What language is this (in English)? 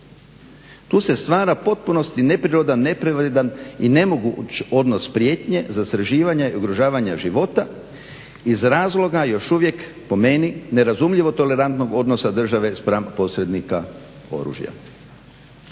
Croatian